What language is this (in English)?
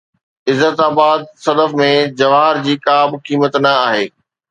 Sindhi